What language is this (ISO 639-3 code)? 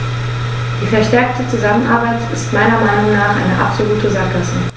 deu